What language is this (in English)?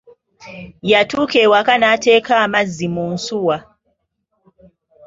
Ganda